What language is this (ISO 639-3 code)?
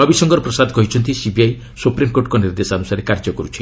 ori